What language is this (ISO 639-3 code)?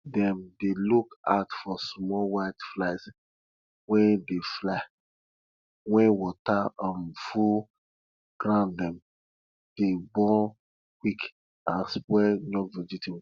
pcm